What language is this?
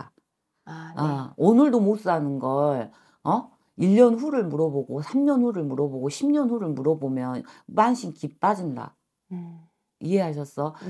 Korean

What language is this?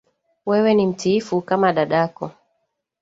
Swahili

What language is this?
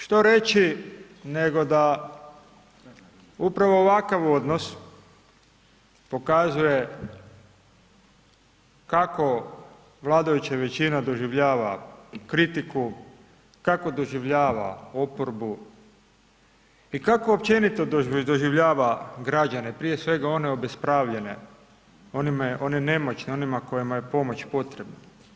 Croatian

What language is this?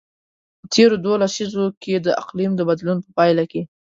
Pashto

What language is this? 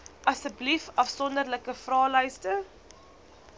Afrikaans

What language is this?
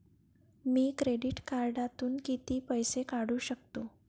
Marathi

